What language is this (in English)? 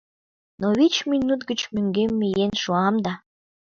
Mari